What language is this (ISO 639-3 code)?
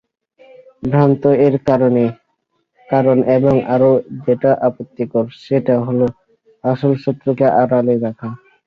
ben